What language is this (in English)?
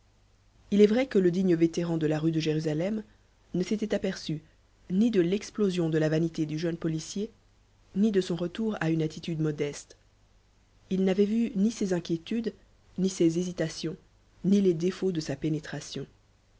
French